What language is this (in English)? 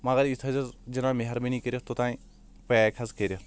Kashmiri